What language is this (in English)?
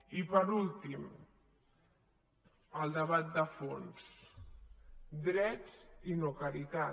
Catalan